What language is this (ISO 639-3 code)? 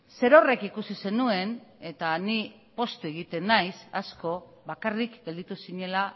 eus